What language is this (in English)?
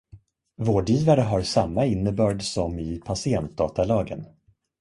Swedish